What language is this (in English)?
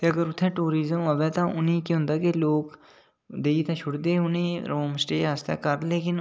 Dogri